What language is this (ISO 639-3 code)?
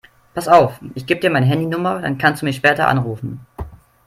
deu